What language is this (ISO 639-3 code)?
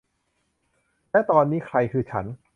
tha